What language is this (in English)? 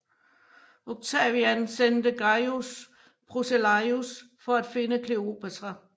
Danish